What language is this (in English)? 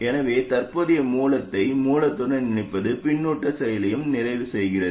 Tamil